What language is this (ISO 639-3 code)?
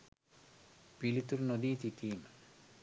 sin